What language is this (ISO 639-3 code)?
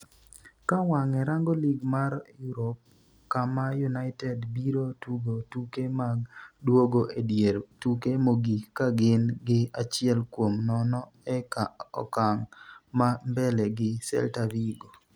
luo